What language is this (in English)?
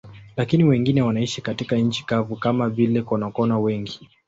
Swahili